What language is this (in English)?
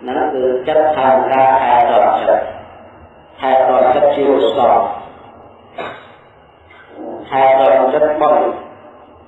Indonesian